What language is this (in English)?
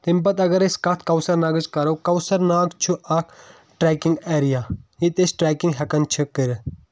Kashmiri